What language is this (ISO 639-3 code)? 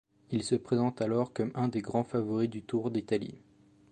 fra